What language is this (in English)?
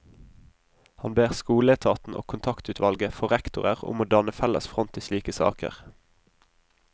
Norwegian